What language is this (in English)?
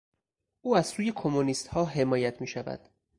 Persian